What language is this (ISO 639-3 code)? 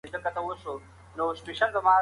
pus